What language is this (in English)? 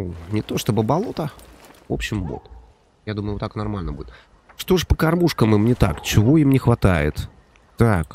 Russian